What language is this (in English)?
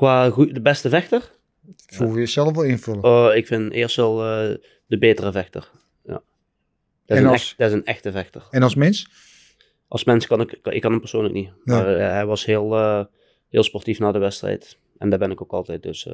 Dutch